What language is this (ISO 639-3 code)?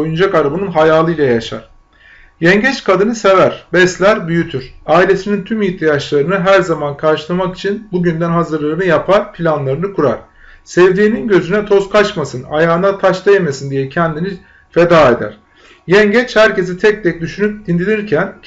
tur